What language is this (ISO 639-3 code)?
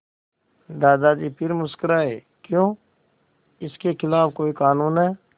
hin